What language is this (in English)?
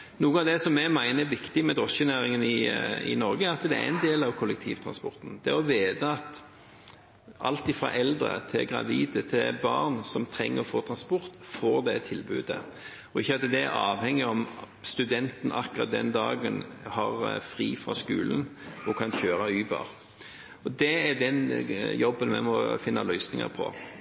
Norwegian Bokmål